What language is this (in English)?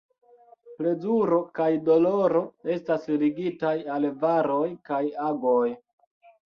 Esperanto